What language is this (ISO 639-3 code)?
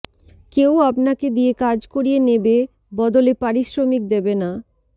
ben